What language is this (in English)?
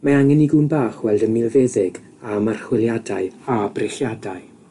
Welsh